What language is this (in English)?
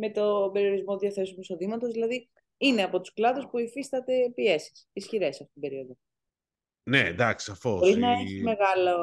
Greek